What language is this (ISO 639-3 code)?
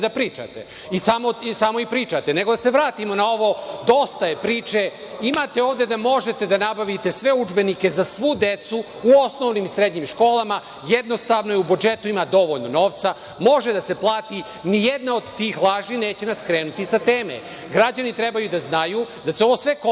srp